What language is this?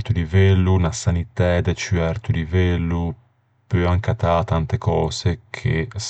Ligurian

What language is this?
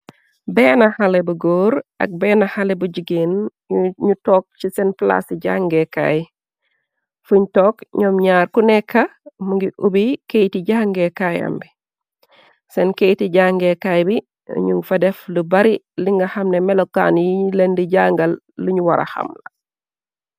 Wolof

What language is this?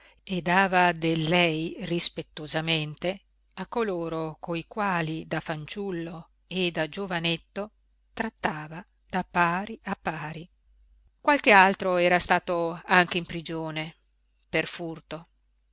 Italian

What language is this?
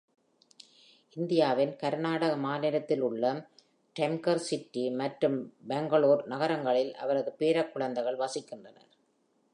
Tamil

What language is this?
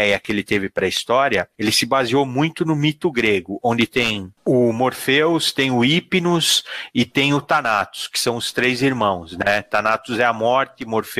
Portuguese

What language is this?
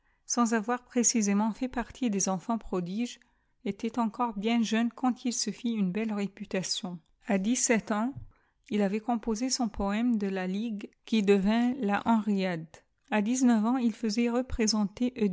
French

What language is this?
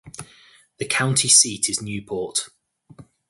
English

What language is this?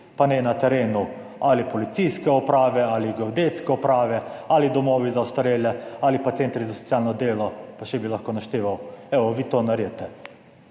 Slovenian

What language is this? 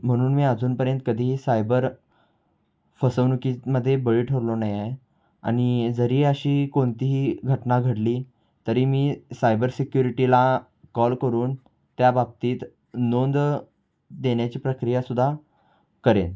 Marathi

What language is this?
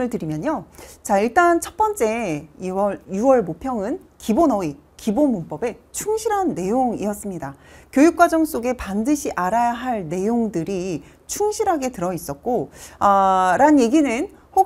Korean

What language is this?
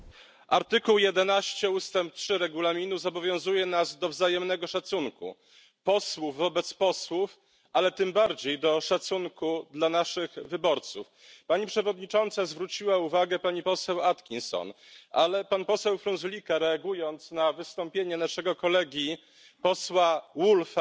Polish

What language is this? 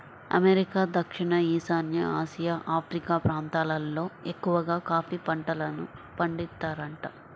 Telugu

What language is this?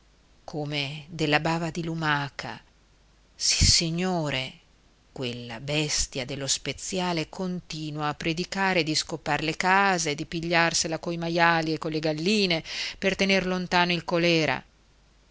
Italian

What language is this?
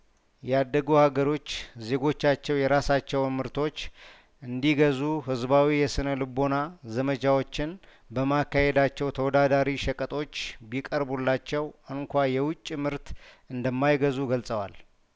Amharic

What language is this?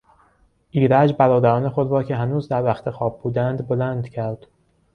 Persian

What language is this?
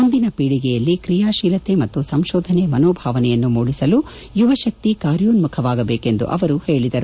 Kannada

